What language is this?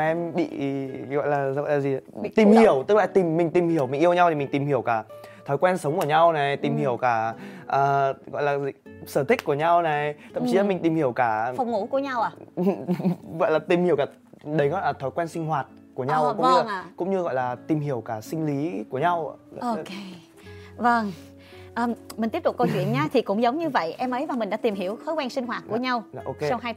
Vietnamese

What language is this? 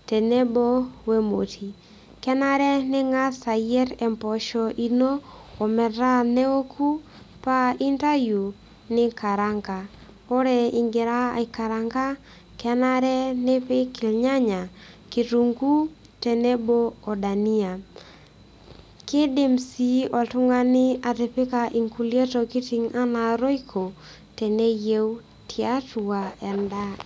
Masai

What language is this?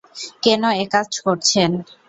Bangla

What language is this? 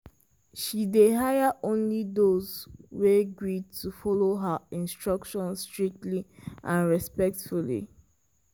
Nigerian Pidgin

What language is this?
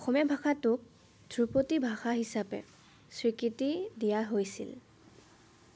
Assamese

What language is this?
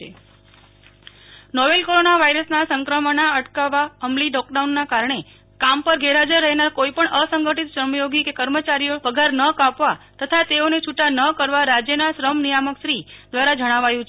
Gujarati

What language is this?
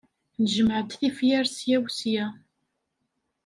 Kabyle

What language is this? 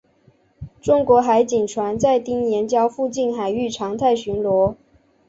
Chinese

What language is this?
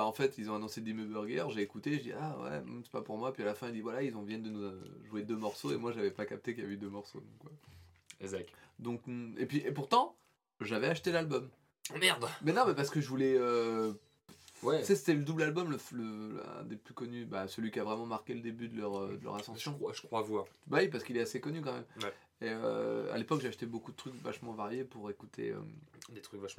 French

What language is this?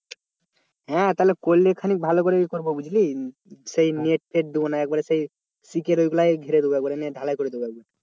Bangla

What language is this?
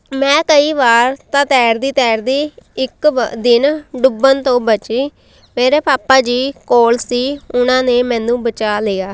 Punjabi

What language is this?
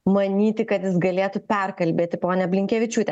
Lithuanian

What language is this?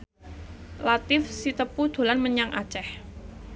Javanese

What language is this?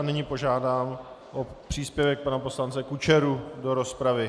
Czech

